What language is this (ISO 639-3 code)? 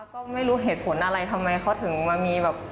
tha